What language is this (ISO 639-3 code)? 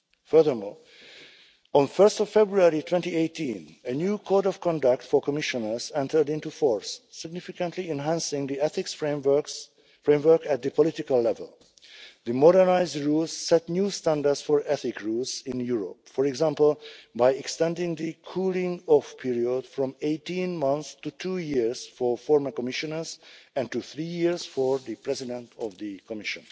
eng